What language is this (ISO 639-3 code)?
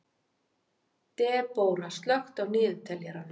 isl